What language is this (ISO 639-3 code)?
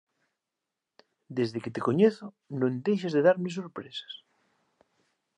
glg